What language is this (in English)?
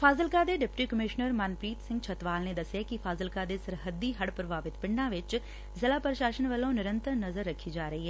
Punjabi